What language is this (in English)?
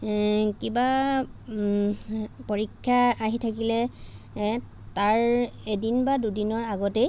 Assamese